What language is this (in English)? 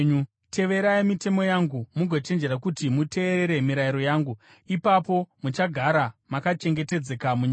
Shona